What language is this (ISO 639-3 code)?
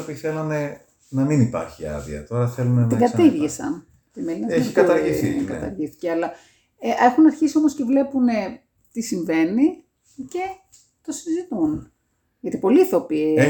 ell